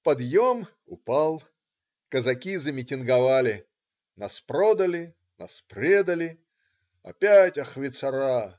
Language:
Russian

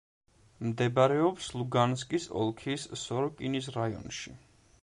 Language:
Georgian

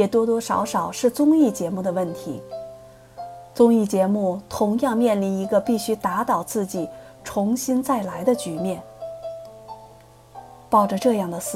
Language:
Chinese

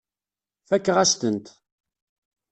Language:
Kabyle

